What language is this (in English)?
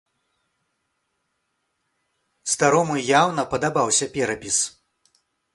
Belarusian